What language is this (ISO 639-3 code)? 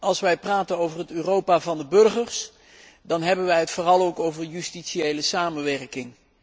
nld